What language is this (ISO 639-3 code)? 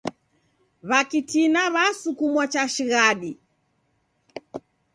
dav